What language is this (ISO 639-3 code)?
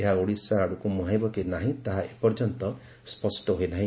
ori